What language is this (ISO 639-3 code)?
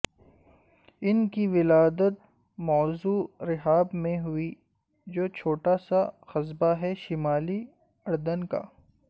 urd